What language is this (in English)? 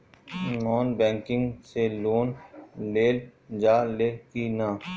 Bhojpuri